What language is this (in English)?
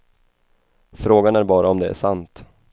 Swedish